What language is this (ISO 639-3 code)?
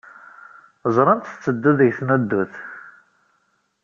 kab